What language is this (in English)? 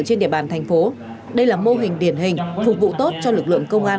Vietnamese